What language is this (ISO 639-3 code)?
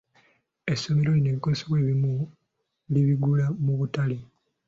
lug